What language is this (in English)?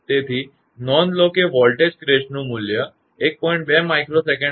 Gujarati